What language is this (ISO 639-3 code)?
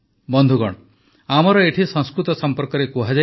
ori